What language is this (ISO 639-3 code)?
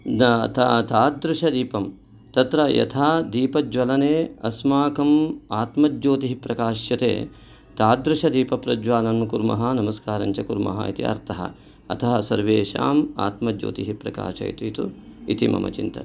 san